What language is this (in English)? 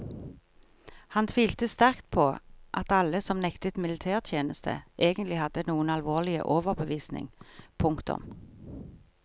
Norwegian